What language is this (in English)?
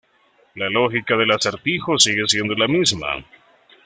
Spanish